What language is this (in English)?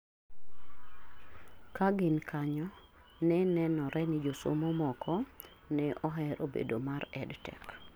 Luo (Kenya and Tanzania)